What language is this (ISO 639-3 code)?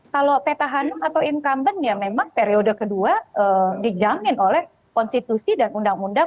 ind